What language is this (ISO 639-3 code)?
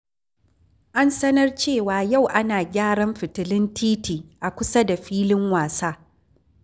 hau